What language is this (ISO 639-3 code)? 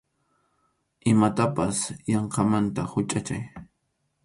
qxu